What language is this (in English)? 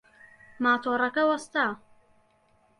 Central Kurdish